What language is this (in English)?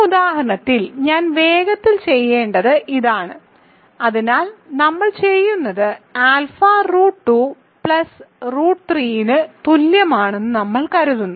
Malayalam